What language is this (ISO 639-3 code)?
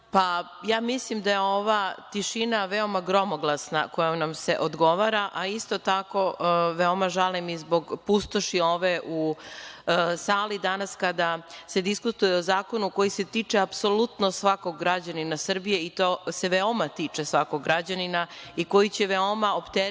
srp